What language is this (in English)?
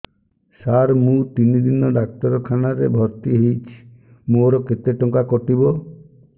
Odia